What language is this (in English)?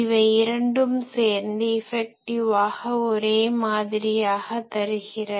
Tamil